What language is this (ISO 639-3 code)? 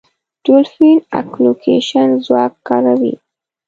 pus